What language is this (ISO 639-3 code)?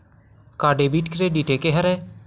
hne